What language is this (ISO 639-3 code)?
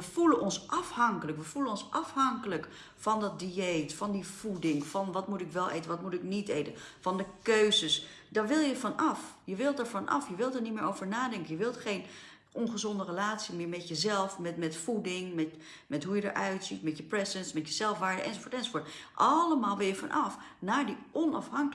nld